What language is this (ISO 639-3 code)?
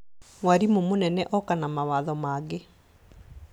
kik